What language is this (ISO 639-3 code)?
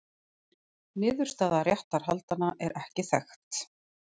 isl